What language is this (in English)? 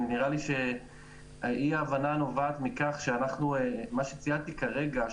Hebrew